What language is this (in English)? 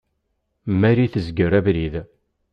Kabyle